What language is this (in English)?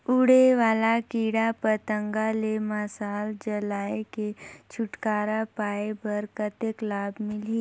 Chhattisgarhi